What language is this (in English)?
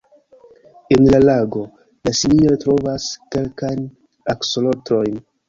Esperanto